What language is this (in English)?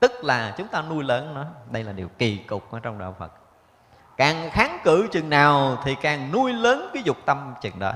Vietnamese